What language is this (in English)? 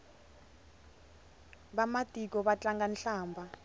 Tsonga